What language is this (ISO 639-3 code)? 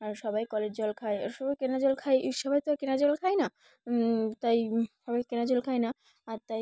ben